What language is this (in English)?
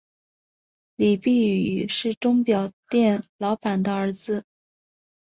Chinese